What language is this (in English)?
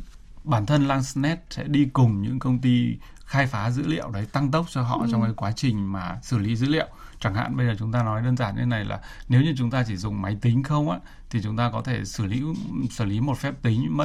Vietnamese